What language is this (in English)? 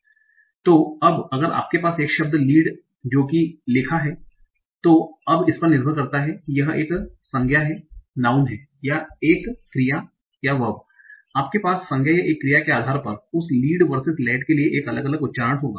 Hindi